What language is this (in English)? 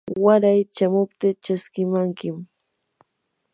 Yanahuanca Pasco Quechua